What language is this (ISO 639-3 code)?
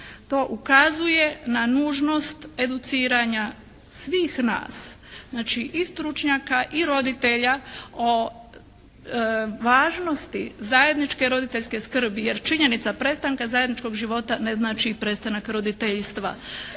hrv